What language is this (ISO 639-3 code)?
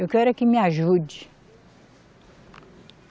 por